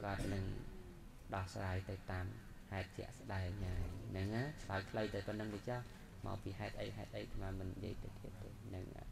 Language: Thai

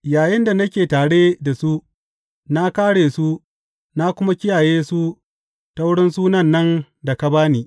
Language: Hausa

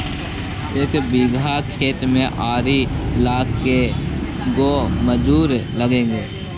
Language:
Magahi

